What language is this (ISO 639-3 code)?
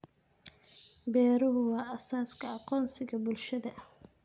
som